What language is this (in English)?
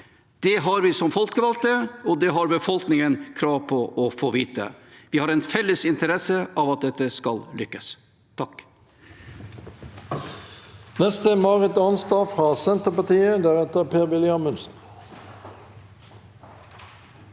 Norwegian